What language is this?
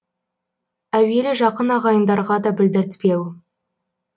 Kazakh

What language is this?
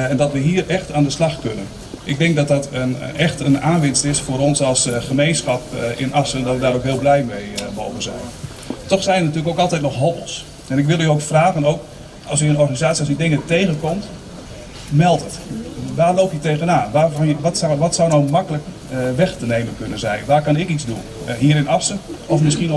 Dutch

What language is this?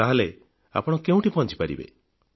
Odia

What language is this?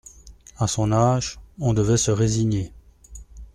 French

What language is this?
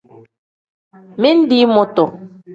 Tem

